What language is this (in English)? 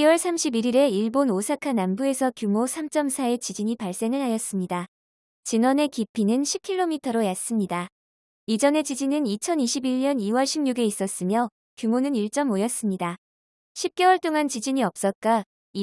Korean